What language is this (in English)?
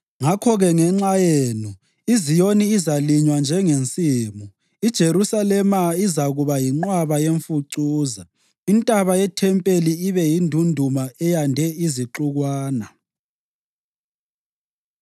North Ndebele